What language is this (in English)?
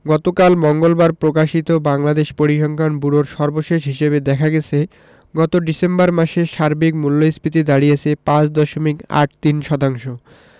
Bangla